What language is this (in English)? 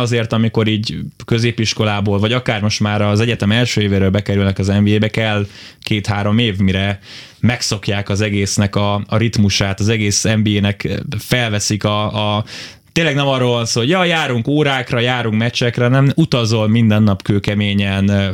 Hungarian